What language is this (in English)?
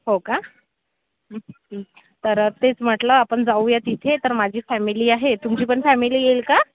Marathi